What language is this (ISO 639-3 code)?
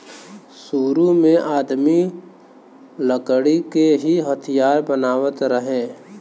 bho